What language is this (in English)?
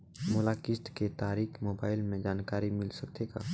Chhattisgarhi